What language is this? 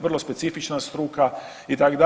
Croatian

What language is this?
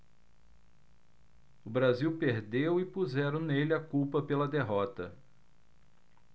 Portuguese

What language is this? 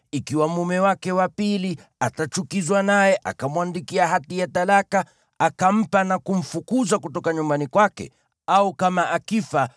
Swahili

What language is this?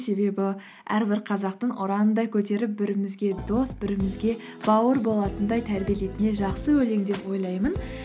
Kazakh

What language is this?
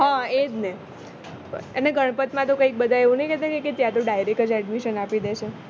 Gujarati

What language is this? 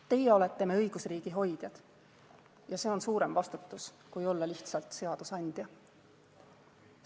Estonian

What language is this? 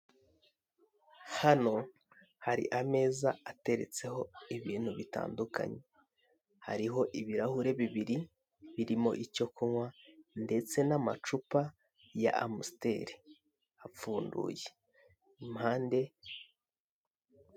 Kinyarwanda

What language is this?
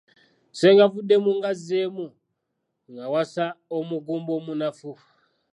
Ganda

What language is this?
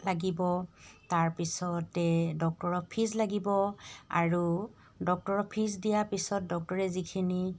Assamese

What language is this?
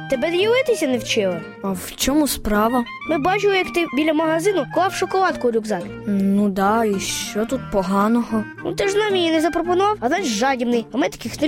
Ukrainian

